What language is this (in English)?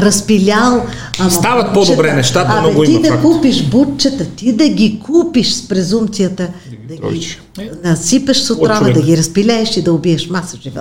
Bulgarian